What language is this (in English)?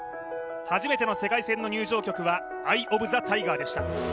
Japanese